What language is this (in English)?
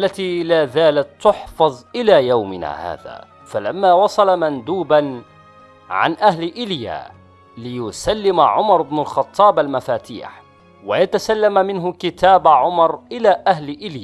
Arabic